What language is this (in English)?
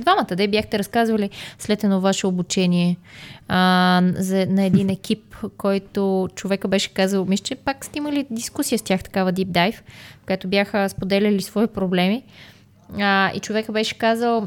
Bulgarian